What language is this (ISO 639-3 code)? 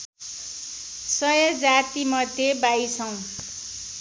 nep